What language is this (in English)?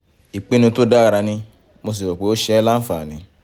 Yoruba